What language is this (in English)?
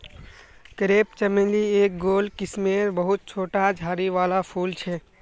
Magahi